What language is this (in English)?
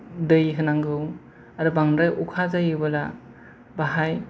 Bodo